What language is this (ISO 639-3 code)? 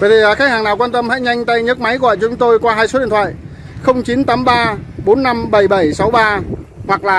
vie